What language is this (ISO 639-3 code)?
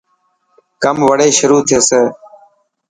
mki